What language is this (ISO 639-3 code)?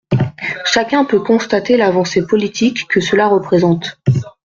fra